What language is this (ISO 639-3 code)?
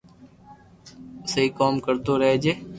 lrk